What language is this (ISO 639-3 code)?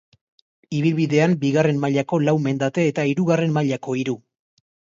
eus